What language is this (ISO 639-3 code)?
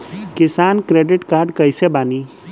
bho